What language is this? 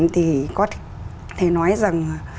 Vietnamese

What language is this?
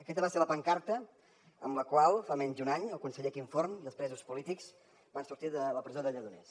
Catalan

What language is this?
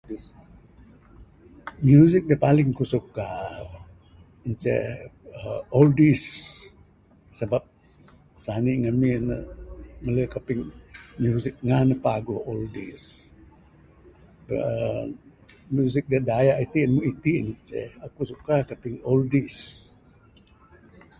Bukar-Sadung Bidayuh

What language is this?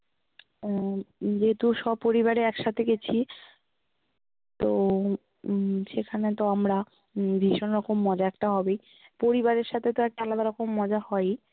Bangla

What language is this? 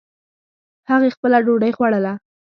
Pashto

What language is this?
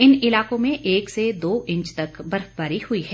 Hindi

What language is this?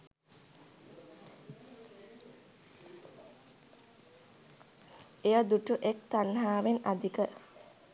Sinhala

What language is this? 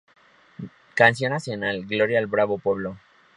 Spanish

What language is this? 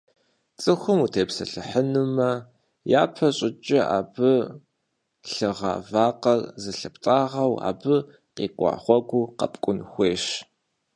Kabardian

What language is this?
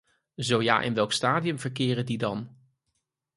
Dutch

